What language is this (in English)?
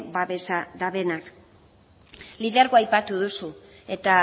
Basque